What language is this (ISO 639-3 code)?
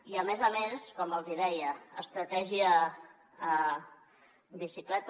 cat